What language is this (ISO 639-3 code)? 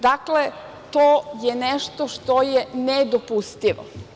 srp